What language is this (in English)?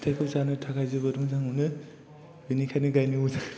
Bodo